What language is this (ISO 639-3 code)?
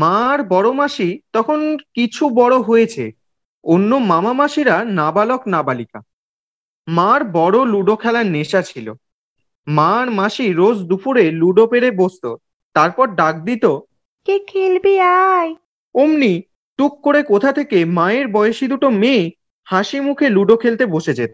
ben